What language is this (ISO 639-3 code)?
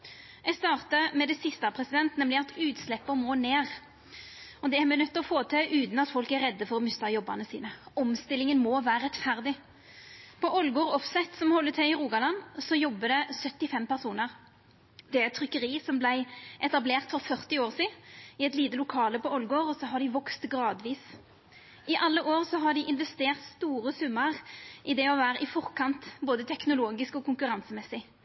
nno